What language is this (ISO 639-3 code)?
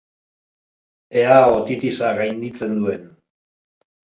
eus